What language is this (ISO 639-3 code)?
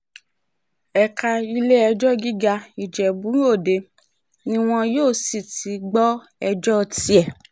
yor